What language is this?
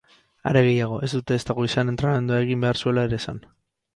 Basque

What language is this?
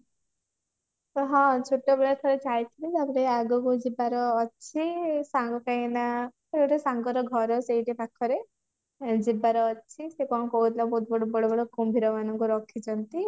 Odia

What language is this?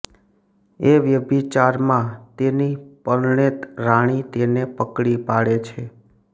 Gujarati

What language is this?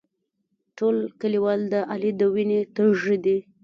Pashto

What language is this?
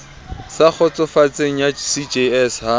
Southern Sotho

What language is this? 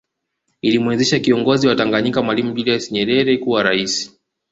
Swahili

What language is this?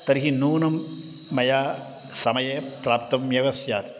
Sanskrit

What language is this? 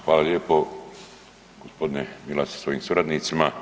Croatian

